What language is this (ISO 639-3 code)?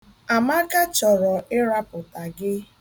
ibo